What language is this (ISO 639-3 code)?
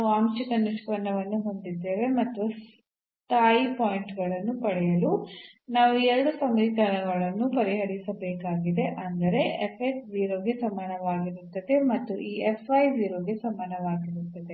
kan